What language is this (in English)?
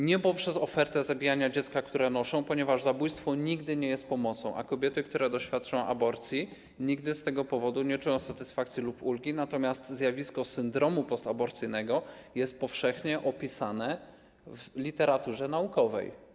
Polish